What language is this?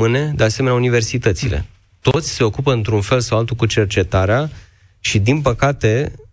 Romanian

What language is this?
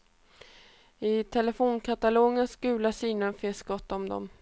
Swedish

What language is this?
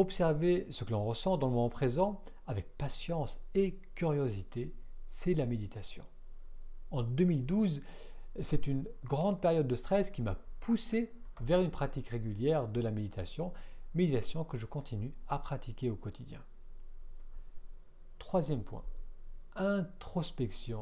French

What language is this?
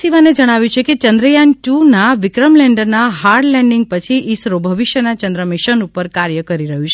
Gujarati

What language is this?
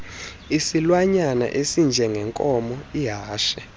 Xhosa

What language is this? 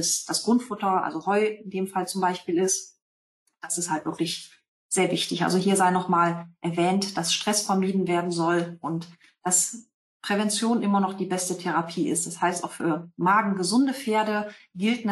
German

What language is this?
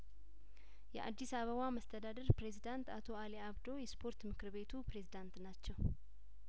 Amharic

